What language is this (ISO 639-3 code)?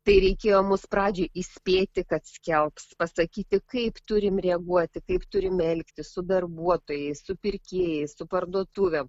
lit